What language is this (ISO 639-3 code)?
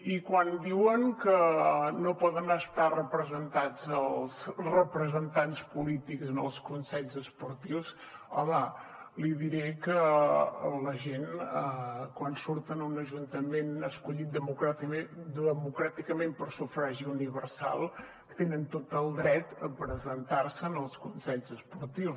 cat